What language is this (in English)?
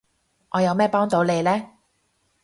Cantonese